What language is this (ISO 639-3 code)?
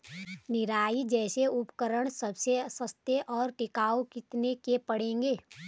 hin